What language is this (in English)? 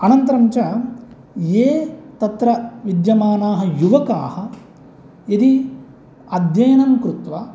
Sanskrit